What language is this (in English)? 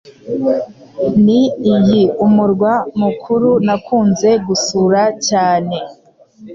Kinyarwanda